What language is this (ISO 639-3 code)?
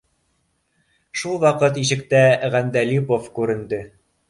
bak